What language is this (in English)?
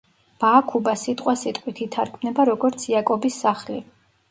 Georgian